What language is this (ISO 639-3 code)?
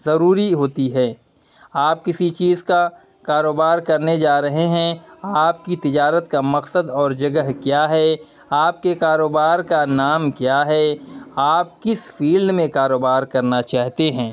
urd